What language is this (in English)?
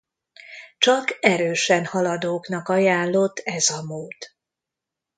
Hungarian